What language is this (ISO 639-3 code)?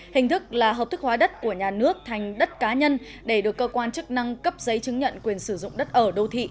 vie